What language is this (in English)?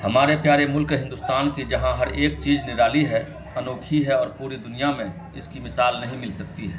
Urdu